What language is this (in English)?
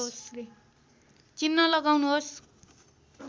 Nepali